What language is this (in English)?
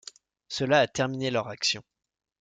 French